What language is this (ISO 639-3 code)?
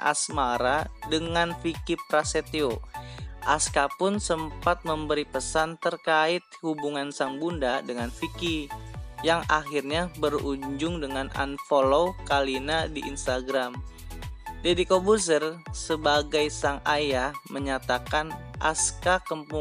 ind